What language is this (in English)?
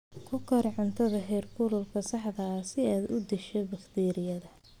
Somali